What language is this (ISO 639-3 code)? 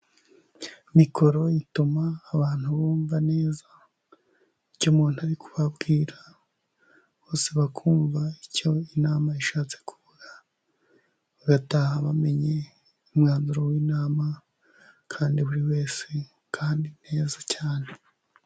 kin